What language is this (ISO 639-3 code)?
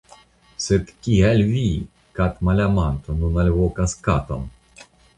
epo